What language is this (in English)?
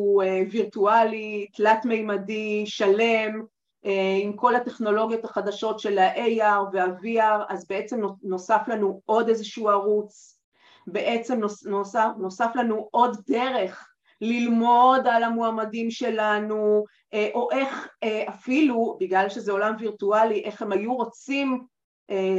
Hebrew